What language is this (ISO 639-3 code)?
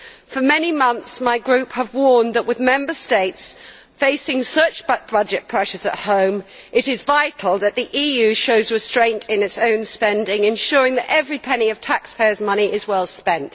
eng